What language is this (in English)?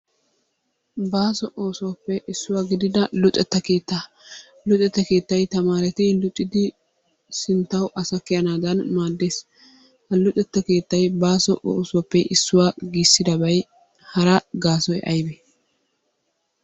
Wolaytta